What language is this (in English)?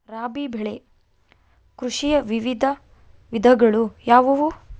Kannada